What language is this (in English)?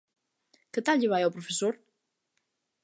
Galician